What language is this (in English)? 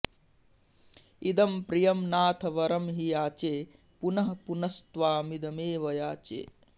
Sanskrit